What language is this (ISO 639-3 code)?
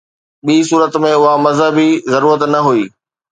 snd